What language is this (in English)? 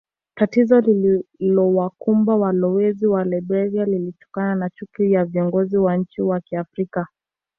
Swahili